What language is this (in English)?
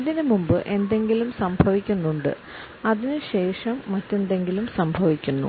Malayalam